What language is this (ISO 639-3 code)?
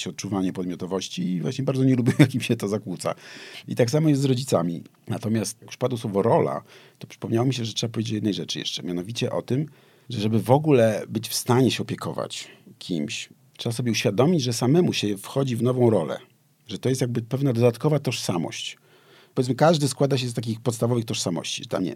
pol